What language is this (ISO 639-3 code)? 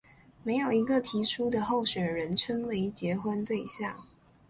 zho